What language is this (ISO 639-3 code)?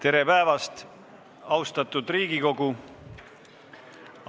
est